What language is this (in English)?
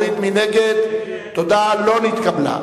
Hebrew